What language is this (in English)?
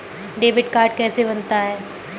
Hindi